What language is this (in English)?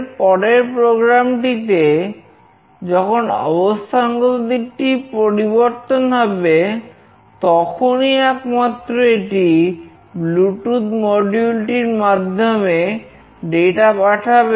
Bangla